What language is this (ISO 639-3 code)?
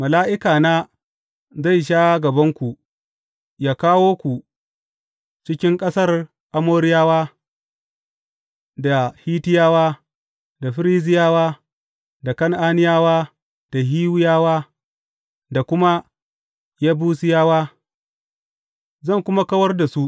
hau